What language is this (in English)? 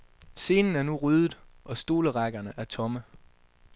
Danish